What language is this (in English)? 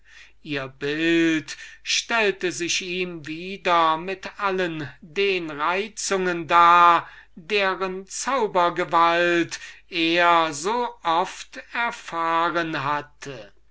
German